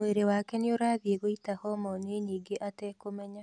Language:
Kikuyu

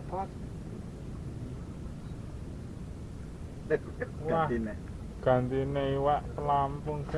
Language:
Indonesian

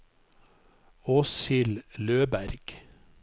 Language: Norwegian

